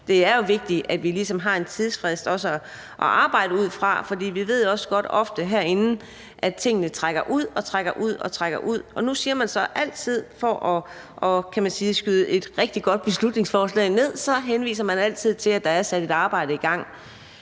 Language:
Danish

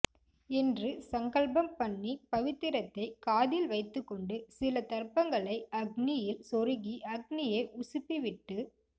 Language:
Tamil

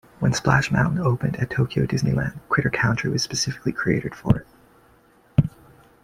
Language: English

